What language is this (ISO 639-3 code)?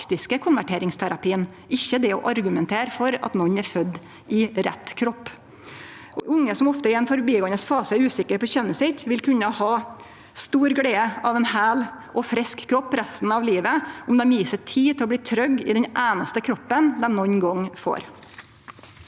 nor